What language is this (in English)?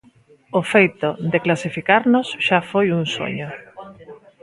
Galician